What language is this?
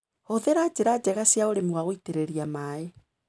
Kikuyu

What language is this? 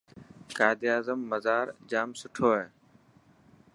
Dhatki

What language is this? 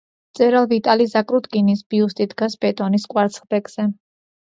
Georgian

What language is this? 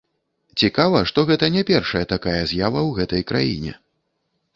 Belarusian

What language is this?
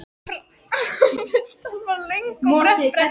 Icelandic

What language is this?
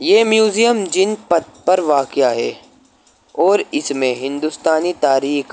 Urdu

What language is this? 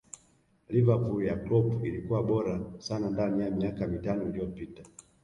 Swahili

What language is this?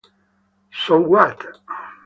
Italian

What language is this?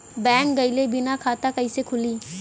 Bhojpuri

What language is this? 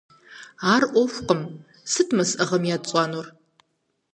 Kabardian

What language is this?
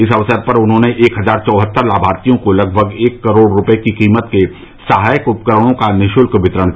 Hindi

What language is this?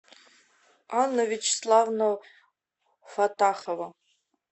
Russian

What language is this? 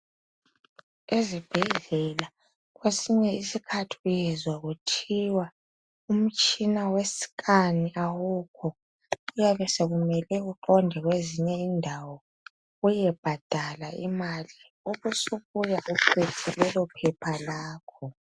North Ndebele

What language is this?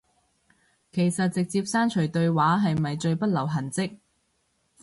Cantonese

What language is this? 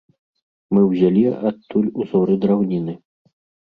Belarusian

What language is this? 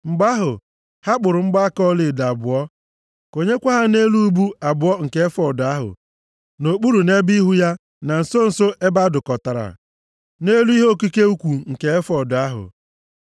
Igbo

